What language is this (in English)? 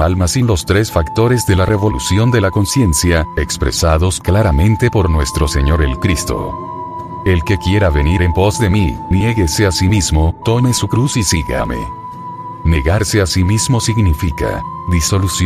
Spanish